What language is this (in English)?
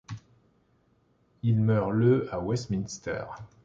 French